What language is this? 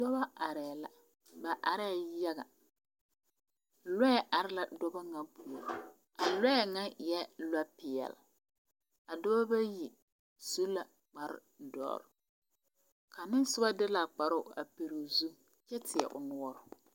Southern Dagaare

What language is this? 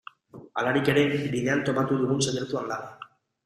Basque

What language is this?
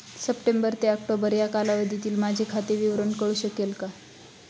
Marathi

